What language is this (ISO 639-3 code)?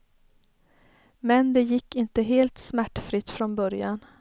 swe